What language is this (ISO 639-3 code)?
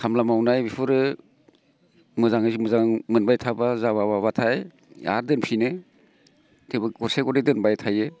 brx